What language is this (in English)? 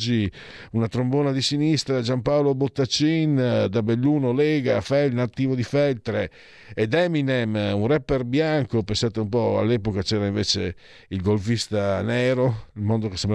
Italian